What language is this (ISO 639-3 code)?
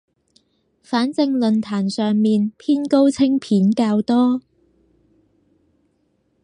yue